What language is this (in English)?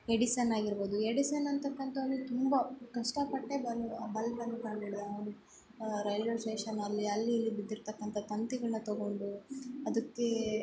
Kannada